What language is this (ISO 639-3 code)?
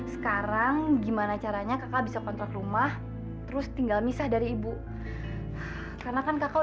ind